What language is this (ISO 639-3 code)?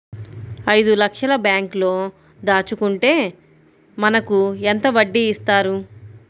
tel